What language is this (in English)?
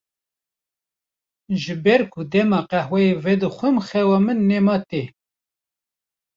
Kurdish